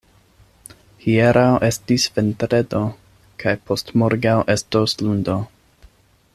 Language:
Esperanto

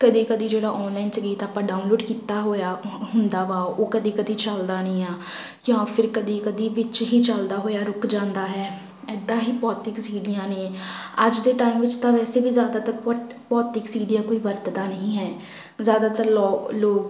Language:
Punjabi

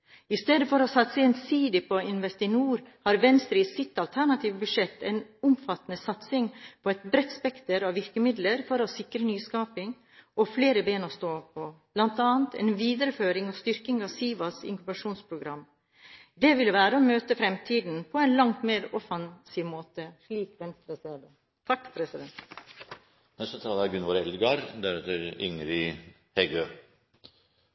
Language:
Norwegian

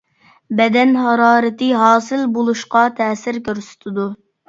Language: Uyghur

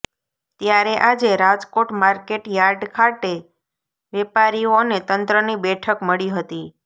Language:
Gujarati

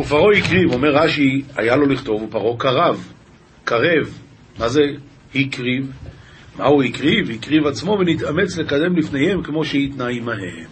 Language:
Hebrew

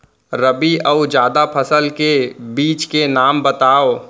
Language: Chhattisgarhi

